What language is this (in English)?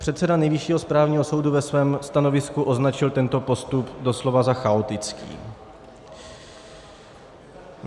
Czech